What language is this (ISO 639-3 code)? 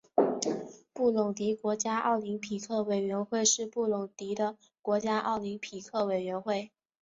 zho